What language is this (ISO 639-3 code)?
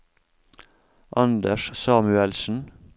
nor